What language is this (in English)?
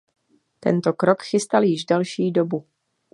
Czech